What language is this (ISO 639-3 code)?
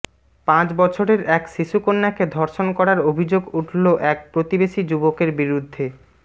ben